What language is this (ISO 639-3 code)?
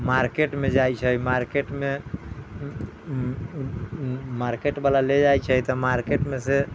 mai